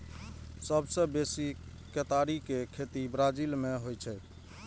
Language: Maithili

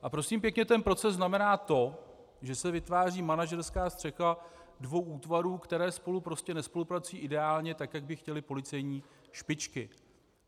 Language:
Czech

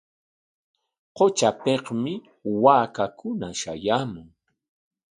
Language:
Corongo Ancash Quechua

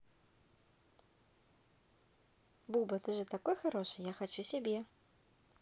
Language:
Russian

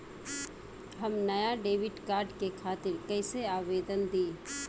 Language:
Bhojpuri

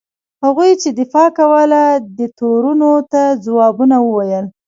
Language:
Pashto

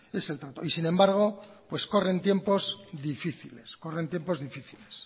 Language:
Spanish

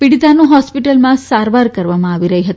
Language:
Gujarati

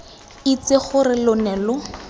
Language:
Tswana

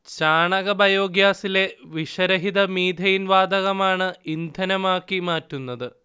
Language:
Malayalam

